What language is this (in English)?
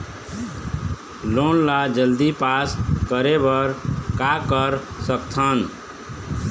Chhattisgarhi